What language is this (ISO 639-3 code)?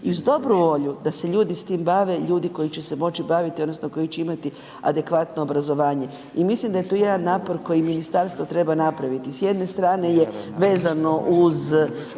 hrv